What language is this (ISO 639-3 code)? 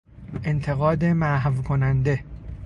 fas